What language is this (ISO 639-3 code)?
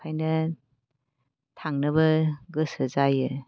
brx